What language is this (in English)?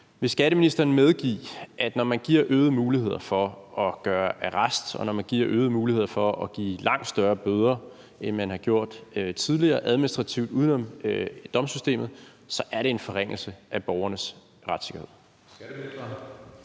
Danish